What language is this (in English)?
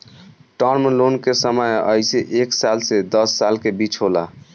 Bhojpuri